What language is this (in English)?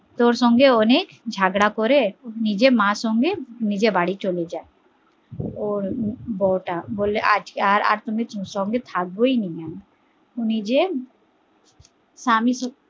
Bangla